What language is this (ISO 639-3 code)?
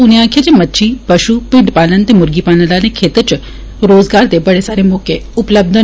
doi